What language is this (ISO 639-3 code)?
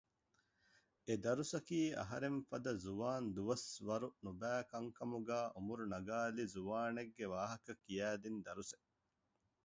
div